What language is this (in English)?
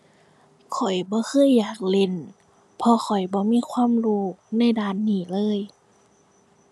Thai